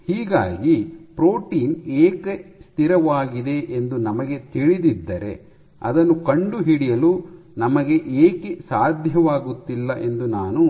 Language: Kannada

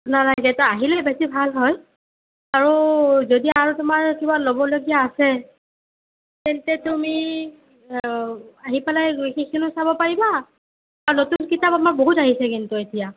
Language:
Assamese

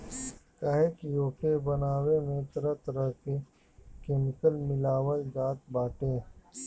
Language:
Bhojpuri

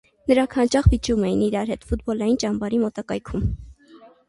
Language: Armenian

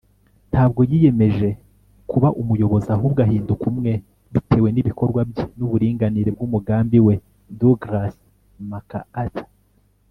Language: Kinyarwanda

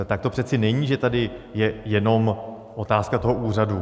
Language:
Czech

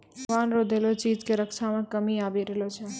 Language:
Maithili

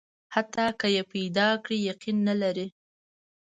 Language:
Pashto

